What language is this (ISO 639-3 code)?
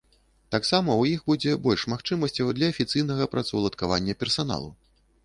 bel